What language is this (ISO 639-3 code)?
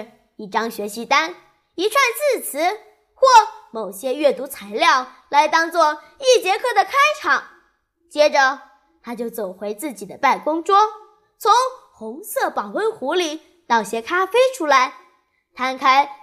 zho